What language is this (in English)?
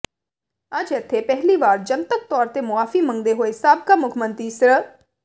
Punjabi